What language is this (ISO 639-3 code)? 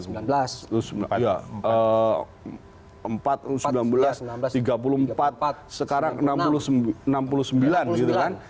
ind